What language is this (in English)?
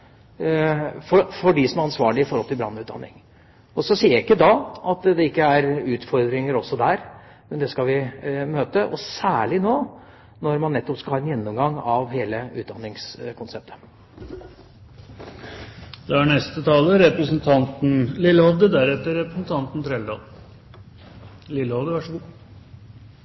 Norwegian Bokmål